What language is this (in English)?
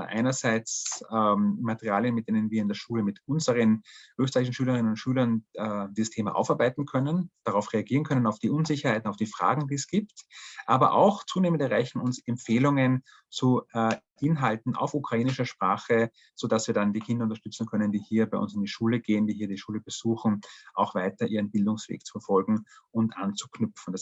German